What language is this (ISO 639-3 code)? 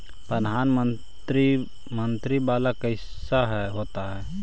mag